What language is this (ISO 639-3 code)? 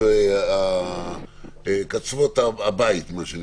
heb